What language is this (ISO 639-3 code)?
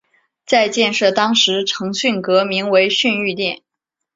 zho